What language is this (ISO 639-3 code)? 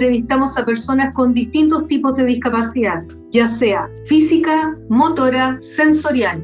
spa